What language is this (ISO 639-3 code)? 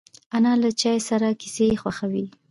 pus